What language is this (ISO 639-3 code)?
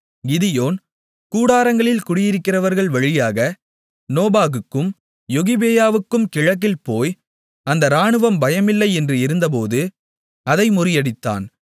tam